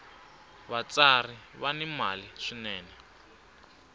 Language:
Tsonga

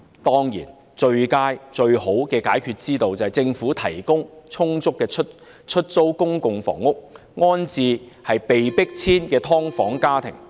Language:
Cantonese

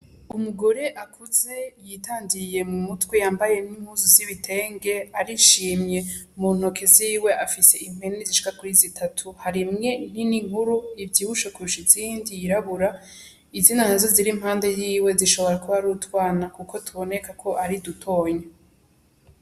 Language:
Rundi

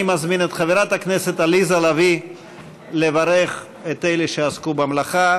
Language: Hebrew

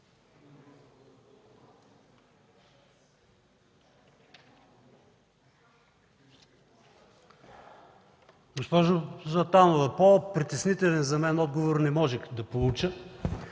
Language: Bulgarian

